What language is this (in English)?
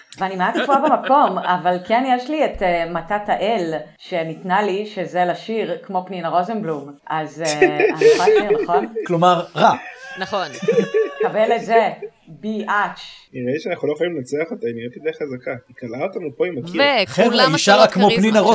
Hebrew